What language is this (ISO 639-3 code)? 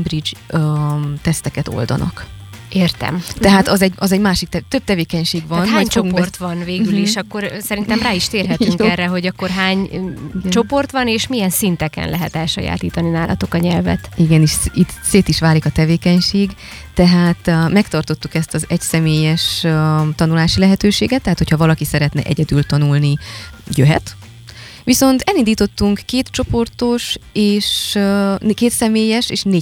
hun